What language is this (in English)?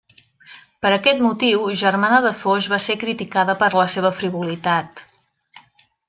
Catalan